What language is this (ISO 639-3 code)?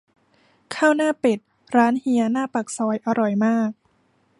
tha